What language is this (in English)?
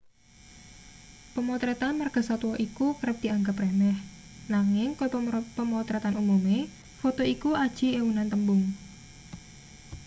Javanese